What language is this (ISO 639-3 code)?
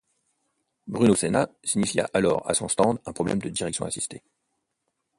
fra